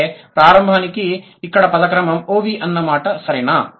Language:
Telugu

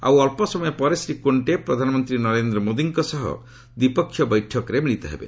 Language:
Odia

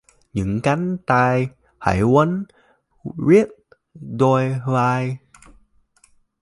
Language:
Vietnamese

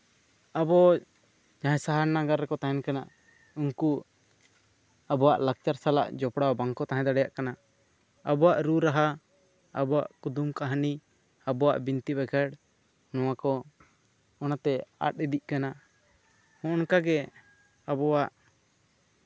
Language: Santali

